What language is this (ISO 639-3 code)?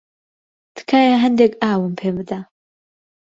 ckb